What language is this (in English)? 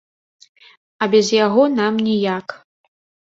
Belarusian